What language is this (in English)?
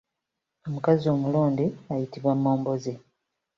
Ganda